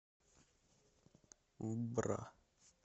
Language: Russian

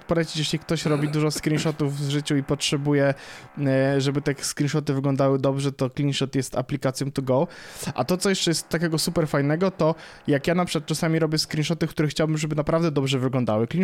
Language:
Polish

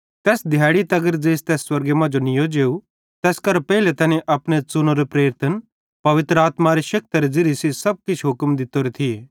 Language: Bhadrawahi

